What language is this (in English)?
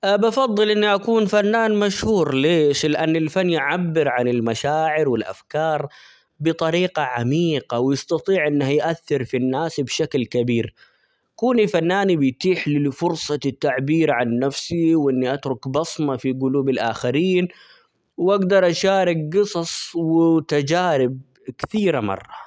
Omani Arabic